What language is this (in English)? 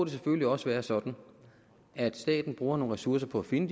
Danish